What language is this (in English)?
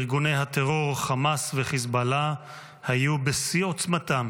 Hebrew